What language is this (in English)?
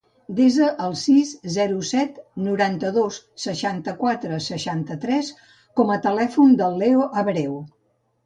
Catalan